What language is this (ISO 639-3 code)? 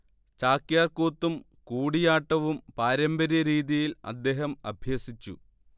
mal